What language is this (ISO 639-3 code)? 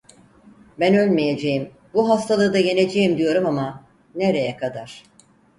tur